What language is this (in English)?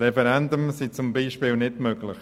Swiss German